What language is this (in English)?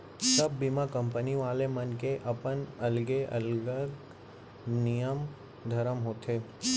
Chhattisgarhi